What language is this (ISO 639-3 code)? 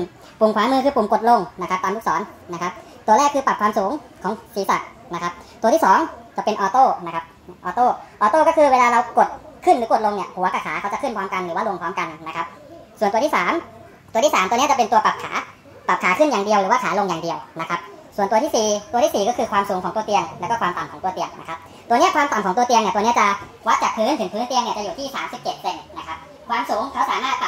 tha